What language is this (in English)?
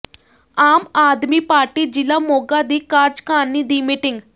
Punjabi